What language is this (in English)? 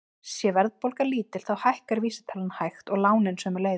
Icelandic